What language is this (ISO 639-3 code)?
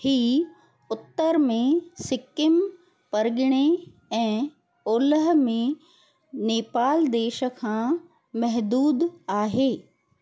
snd